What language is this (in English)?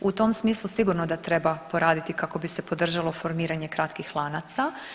Croatian